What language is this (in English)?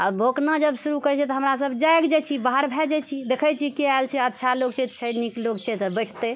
Maithili